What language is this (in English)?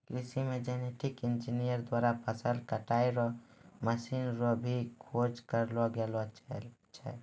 Maithili